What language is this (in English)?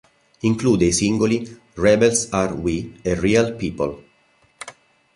Italian